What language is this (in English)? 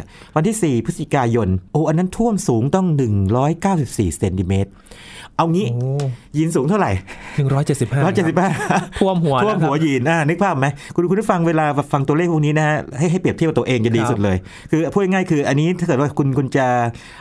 Thai